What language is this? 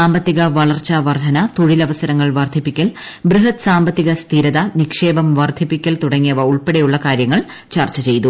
Malayalam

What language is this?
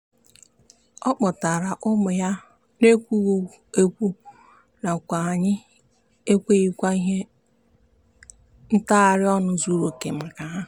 Igbo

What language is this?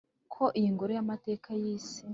Kinyarwanda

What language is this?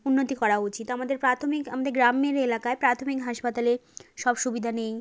Bangla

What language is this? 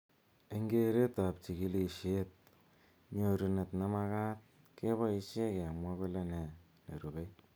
Kalenjin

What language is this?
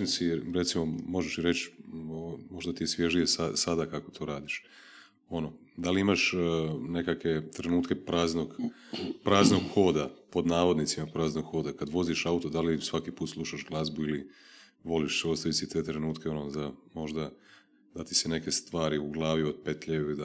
Croatian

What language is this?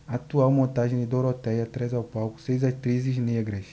Portuguese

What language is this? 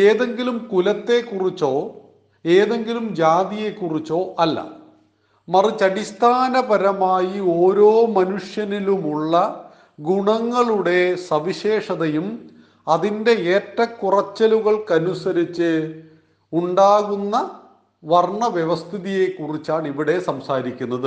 Malayalam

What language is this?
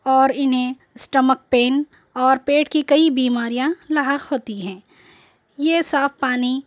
Urdu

